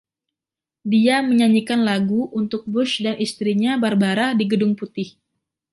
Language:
Indonesian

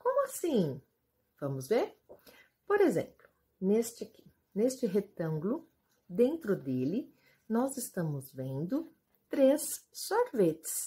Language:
Portuguese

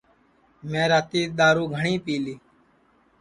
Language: Sansi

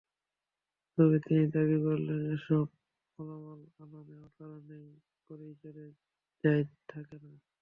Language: Bangla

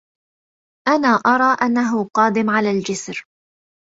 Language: Arabic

